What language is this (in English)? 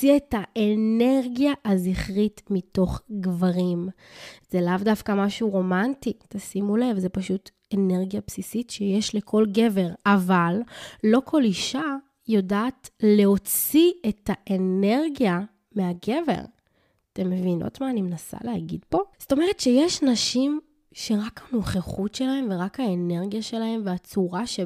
Hebrew